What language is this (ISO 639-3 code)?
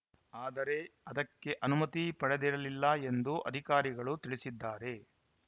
kan